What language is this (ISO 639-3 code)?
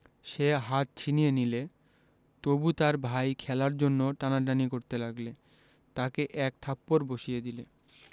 ben